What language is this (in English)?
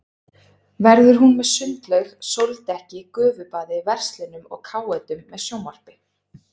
Icelandic